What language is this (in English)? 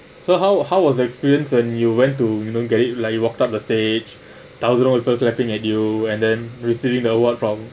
English